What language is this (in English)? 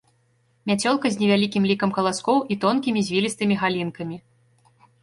Belarusian